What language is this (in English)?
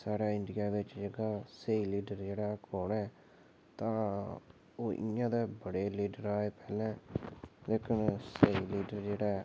Dogri